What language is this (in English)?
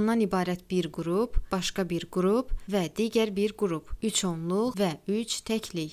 Turkish